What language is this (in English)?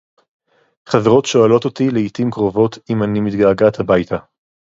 Hebrew